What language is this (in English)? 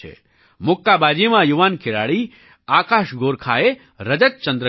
Gujarati